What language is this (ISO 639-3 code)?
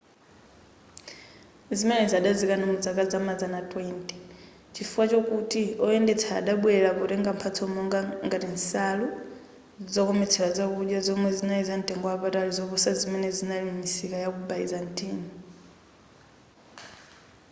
nya